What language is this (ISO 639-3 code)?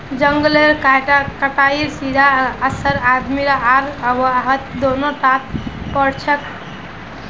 mag